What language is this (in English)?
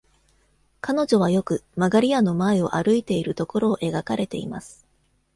Japanese